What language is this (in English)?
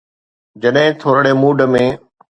Sindhi